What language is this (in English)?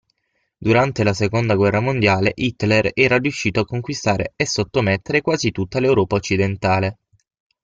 Italian